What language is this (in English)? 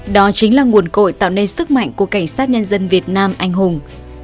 Vietnamese